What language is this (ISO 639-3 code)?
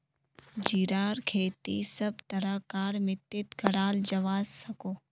mag